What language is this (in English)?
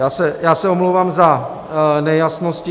Czech